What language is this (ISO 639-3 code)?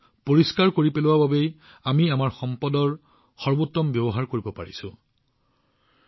asm